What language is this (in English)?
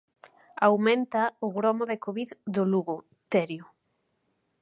Galician